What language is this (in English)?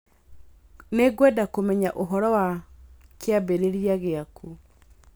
Kikuyu